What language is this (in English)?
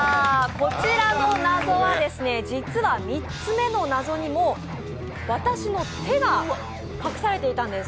Japanese